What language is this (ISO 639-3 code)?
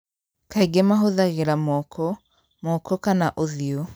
kik